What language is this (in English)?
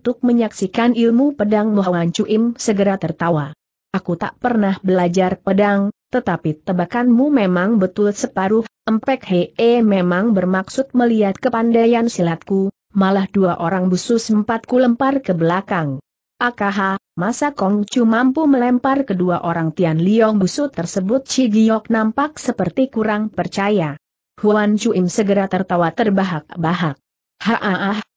Indonesian